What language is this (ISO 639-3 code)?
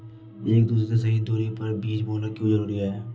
hin